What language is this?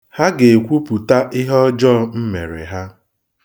Igbo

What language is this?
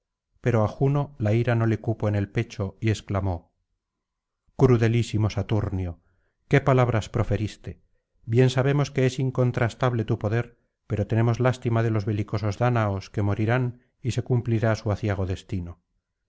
Spanish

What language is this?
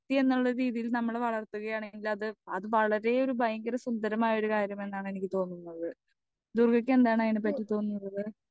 Malayalam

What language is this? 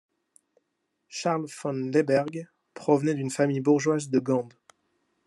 French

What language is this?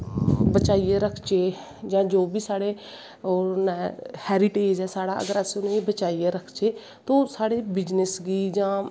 Dogri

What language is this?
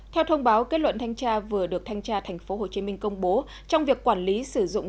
Vietnamese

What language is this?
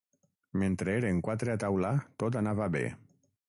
Catalan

